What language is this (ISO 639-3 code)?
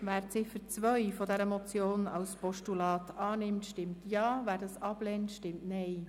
gsw